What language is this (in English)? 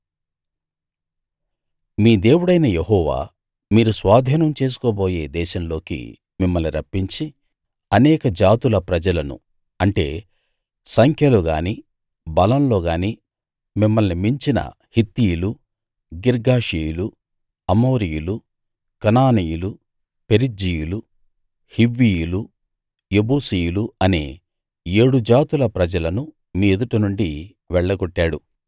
Telugu